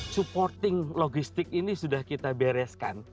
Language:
Indonesian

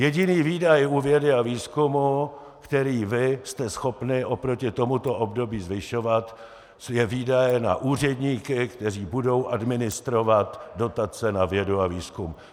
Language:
Czech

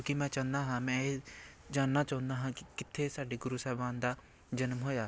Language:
Punjabi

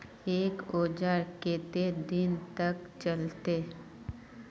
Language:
Magahi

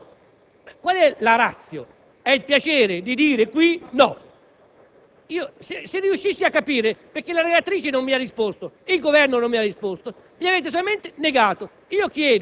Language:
Italian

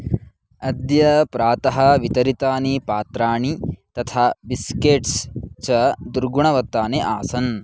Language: Sanskrit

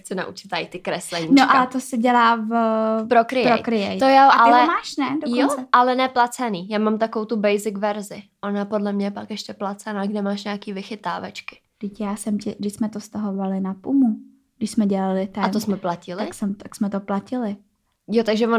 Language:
Czech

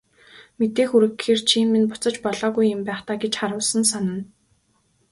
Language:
Mongolian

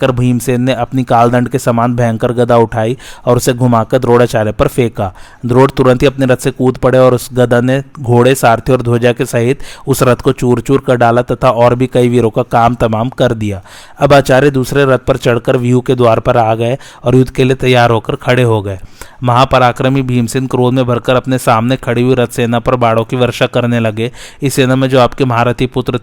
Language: Hindi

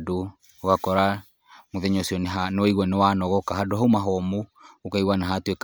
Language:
Kikuyu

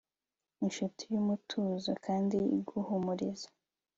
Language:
Kinyarwanda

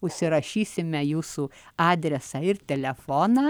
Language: Lithuanian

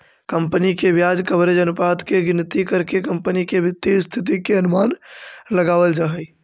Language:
Magahi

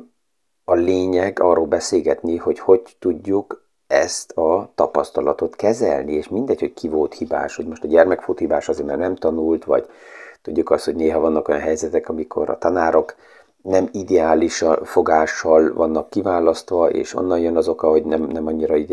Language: Hungarian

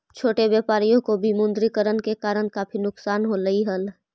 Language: Magahi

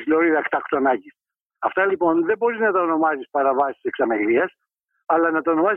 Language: Greek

